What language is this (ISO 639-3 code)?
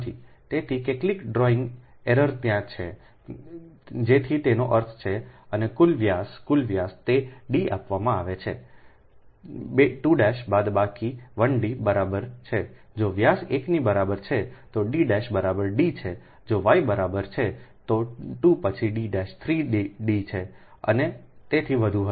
guj